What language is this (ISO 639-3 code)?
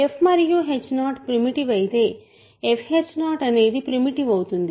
tel